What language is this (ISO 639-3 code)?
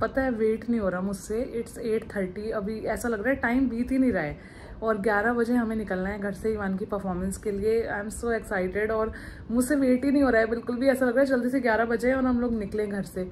hin